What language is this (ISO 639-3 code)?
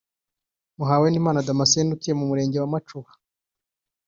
kin